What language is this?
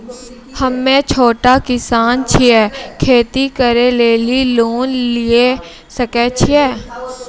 Maithili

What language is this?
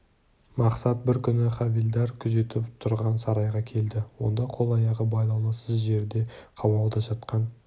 Kazakh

